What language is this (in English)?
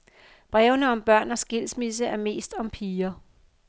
Danish